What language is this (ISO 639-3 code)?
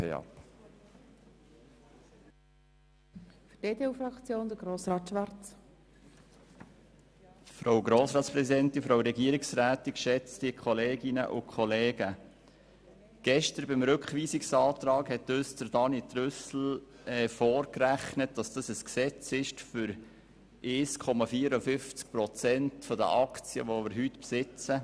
gsw